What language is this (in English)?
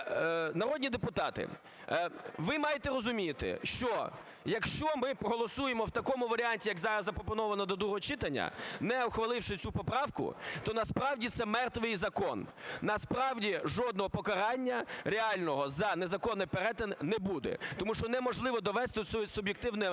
Ukrainian